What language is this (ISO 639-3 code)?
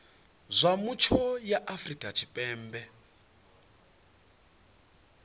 ven